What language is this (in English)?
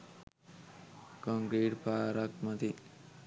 Sinhala